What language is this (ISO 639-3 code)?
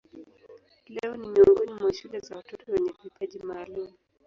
swa